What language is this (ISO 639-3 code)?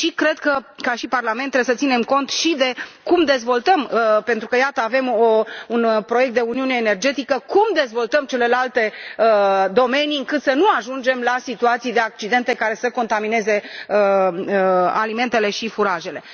ron